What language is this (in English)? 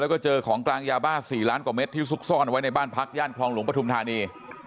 Thai